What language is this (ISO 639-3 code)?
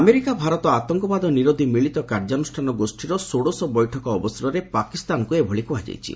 ori